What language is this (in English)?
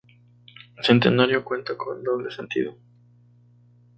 Spanish